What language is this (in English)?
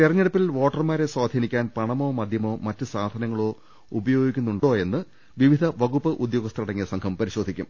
Malayalam